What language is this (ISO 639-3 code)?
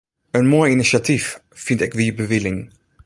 fry